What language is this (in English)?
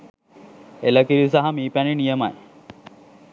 Sinhala